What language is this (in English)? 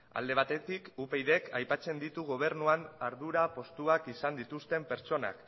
Basque